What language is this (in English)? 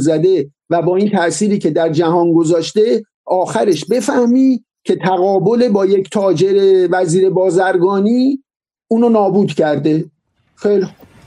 Persian